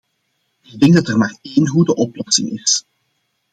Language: Dutch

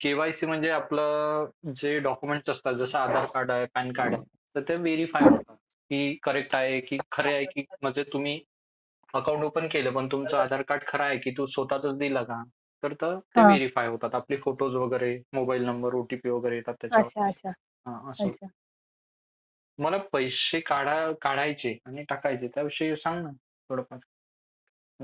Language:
Marathi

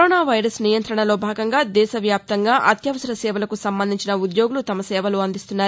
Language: Telugu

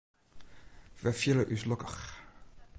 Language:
Western Frisian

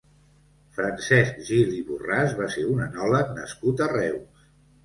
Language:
Catalan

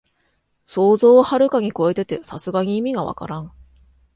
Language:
Japanese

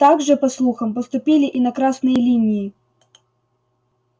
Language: Russian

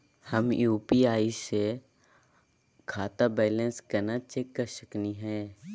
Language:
Magahi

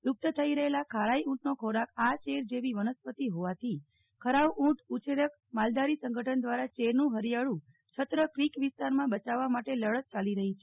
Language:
Gujarati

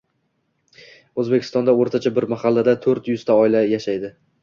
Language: Uzbek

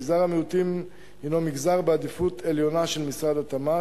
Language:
Hebrew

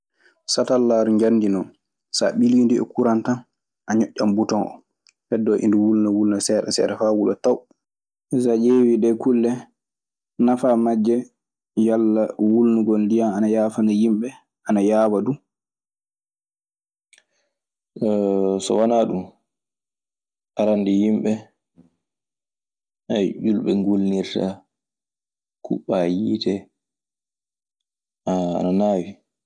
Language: Maasina Fulfulde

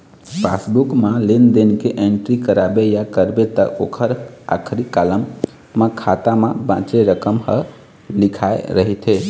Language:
Chhattisgarhi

